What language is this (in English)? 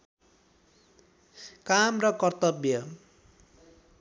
Nepali